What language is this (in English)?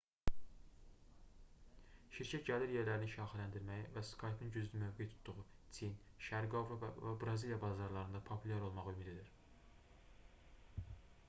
Azerbaijani